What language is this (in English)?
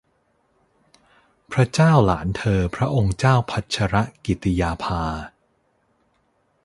Thai